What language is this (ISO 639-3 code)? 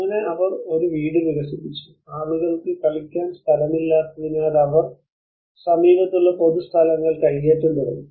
mal